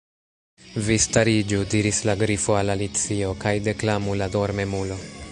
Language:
Esperanto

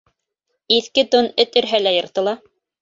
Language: Bashkir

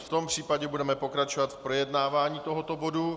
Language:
Czech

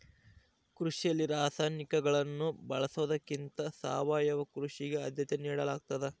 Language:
Kannada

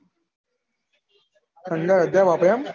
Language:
Gujarati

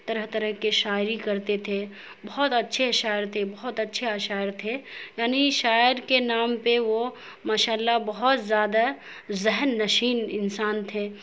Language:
Urdu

